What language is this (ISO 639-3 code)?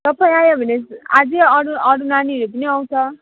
nep